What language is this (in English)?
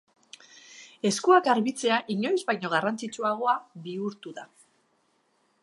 Basque